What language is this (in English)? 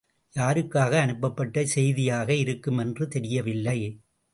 Tamil